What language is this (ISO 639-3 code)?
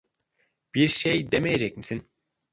tur